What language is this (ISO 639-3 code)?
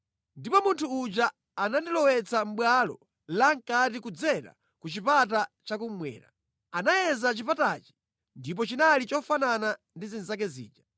nya